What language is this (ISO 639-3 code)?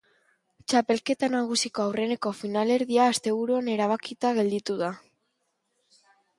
eus